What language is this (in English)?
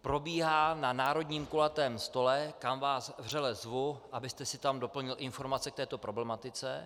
Czech